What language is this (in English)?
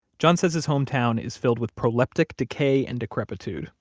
English